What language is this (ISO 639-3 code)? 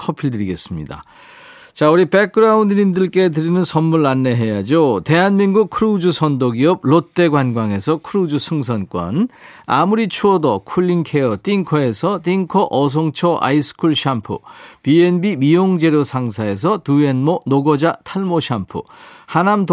kor